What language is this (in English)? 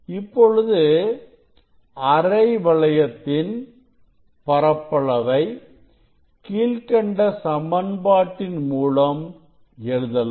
Tamil